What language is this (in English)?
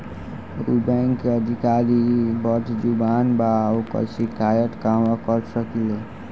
Bhojpuri